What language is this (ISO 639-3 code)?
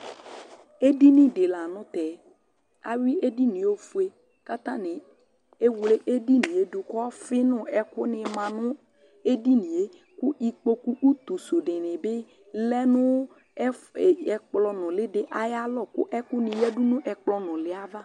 kpo